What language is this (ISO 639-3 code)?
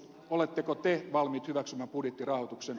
fin